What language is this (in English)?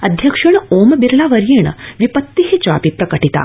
Sanskrit